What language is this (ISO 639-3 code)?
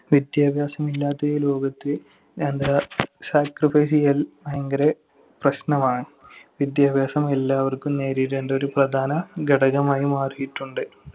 mal